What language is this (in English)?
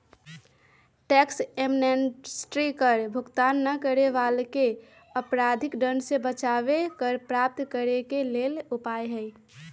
Magahi